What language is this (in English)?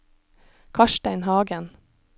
Norwegian